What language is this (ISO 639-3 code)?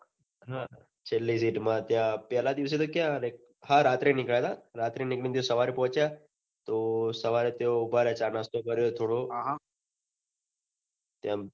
guj